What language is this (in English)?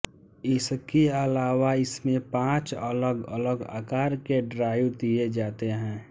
Hindi